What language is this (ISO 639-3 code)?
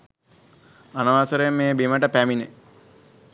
sin